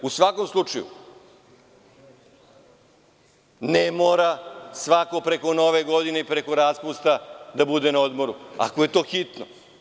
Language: Serbian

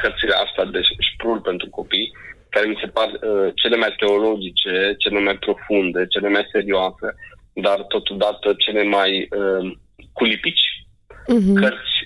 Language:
Romanian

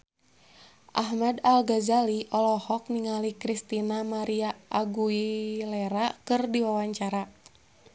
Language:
Sundanese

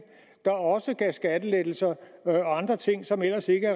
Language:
Danish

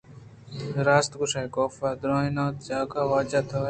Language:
Eastern Balochi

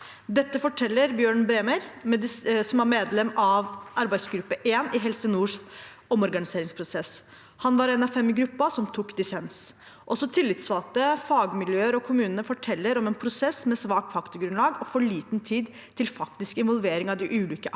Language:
Norwegian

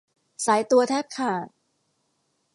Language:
Thai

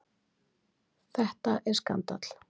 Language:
Icelandic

